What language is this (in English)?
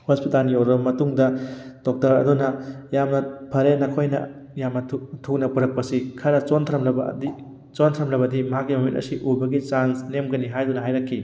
Manipuri